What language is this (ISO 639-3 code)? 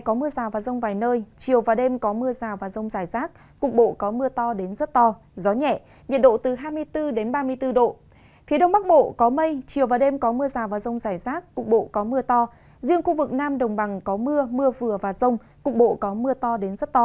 vie